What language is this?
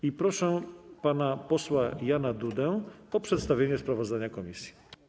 Polish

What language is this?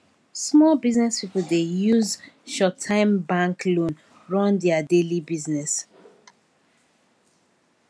Nigerian Pidgin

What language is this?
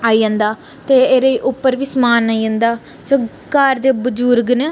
Dogri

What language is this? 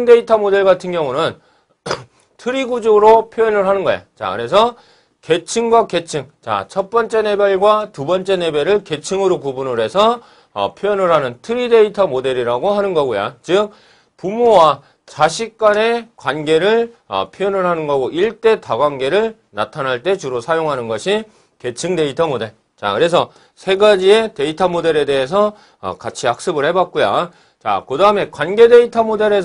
Korean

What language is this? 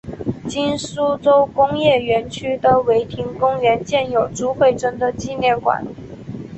Chinese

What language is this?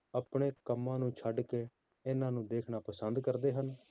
Punjabi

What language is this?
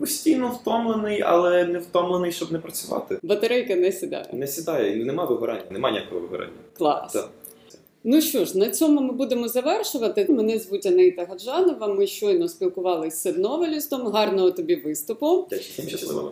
Ukrainian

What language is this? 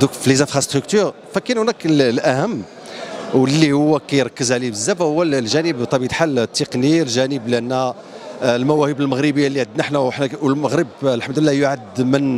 Arabic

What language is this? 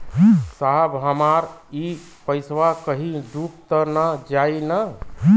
Bhojpuri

